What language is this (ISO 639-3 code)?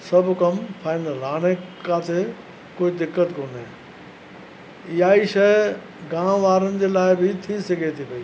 snd